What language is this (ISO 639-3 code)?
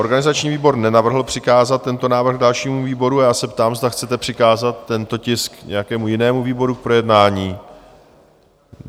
ces